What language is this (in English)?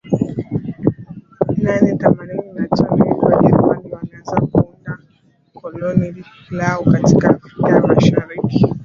Swahili